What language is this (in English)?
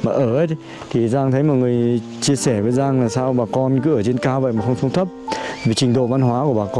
Vietnamese